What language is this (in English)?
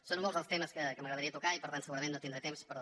Catalan